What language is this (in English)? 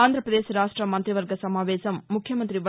Telugu